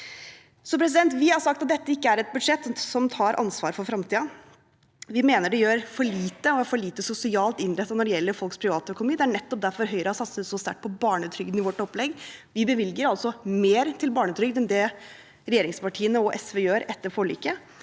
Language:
Norwegian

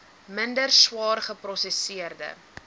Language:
Afrikaans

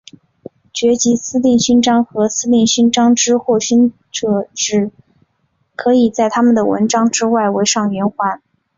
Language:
Chinese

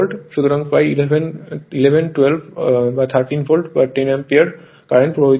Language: Bangla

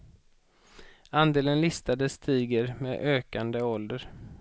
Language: Swedish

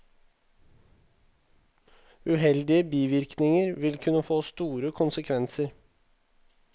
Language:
Norwegian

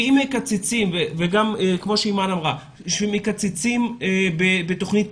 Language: Hebrew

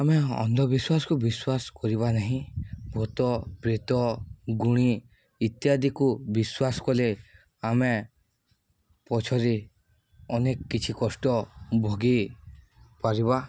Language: Odia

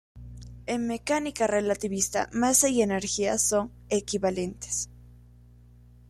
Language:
Spanish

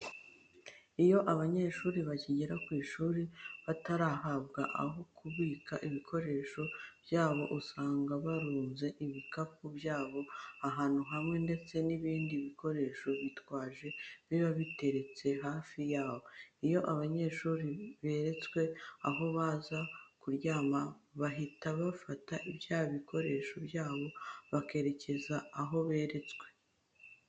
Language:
Kinyarwanda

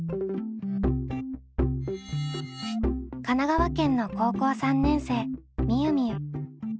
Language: Japanese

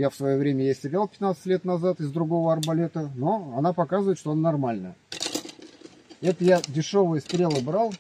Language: Russian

